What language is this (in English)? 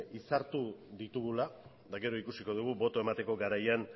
Basque